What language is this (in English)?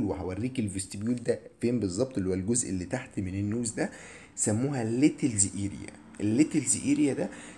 Arabic